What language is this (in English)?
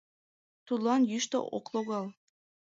Mari